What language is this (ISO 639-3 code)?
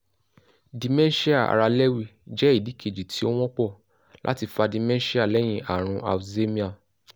yor